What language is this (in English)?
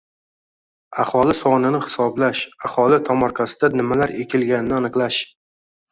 Uzbek